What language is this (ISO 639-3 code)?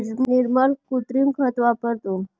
mar